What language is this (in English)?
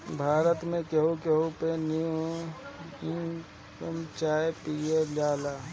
Bhojpuri